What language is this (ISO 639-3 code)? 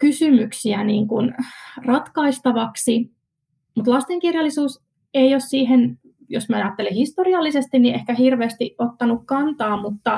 fin